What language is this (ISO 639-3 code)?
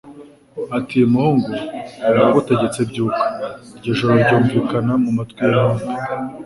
kin